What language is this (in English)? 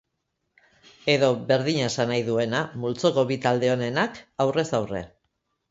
Basque